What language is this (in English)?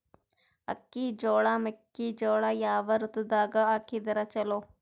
Kannada